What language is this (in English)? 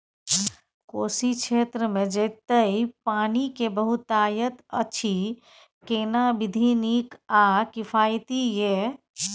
Maithili